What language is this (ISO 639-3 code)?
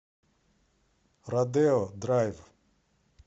rus